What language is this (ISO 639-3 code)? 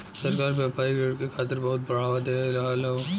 bho